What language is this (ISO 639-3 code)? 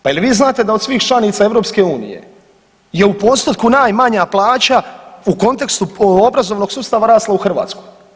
hrv